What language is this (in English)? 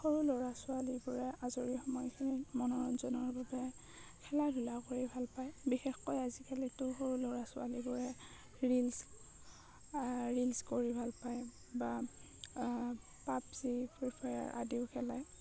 Assamese